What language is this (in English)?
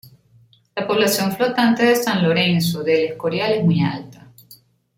Spanish